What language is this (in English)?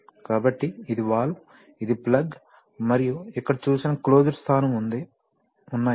Telugu